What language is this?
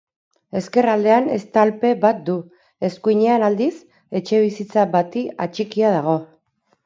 Basque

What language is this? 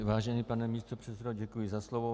Czech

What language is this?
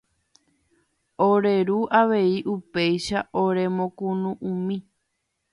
Guarani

